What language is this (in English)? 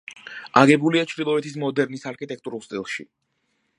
Georgian